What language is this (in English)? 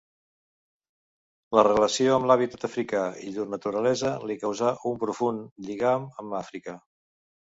Catalan